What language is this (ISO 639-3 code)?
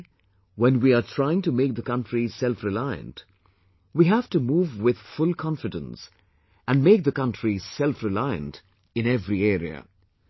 eng